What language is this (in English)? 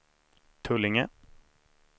Swedish